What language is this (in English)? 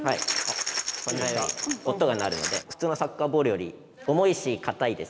Japanese